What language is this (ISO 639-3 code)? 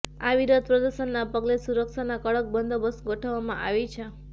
guj